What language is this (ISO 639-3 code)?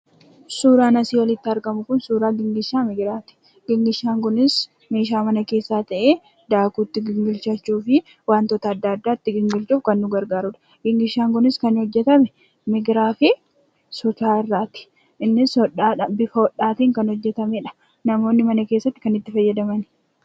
orm